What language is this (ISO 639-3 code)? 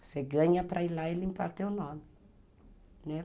por